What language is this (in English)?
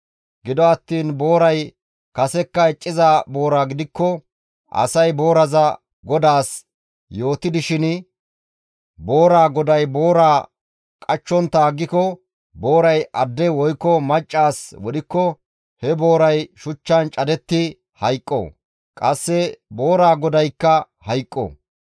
Gamo